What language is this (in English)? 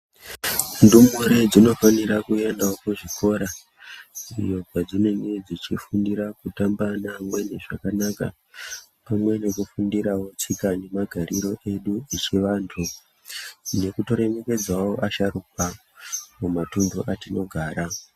Ndau